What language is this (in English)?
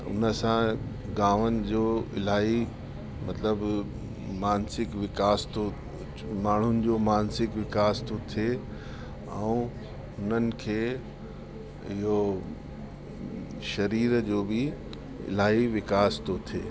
Sindhi